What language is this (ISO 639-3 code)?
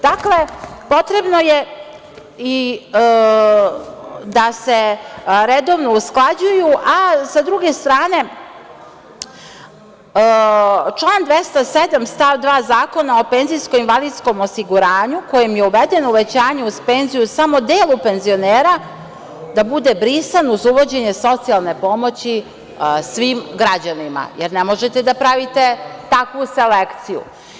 srp